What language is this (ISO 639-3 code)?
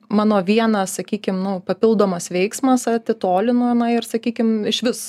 lit